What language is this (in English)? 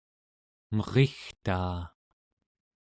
Central Yupik